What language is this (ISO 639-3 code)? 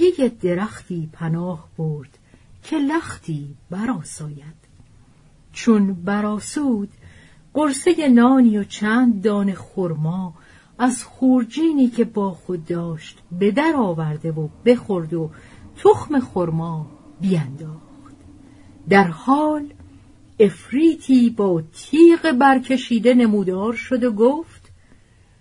fas